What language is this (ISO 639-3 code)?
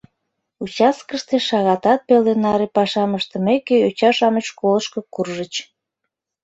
chm